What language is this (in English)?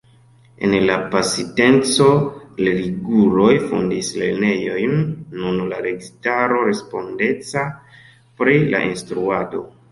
Esperanto